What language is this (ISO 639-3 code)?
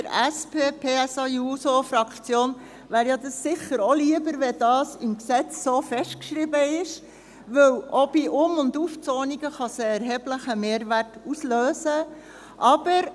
gsw